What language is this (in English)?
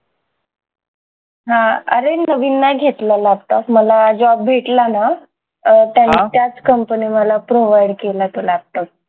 Marathi